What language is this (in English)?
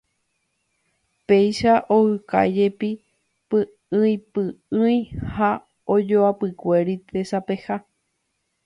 Guarani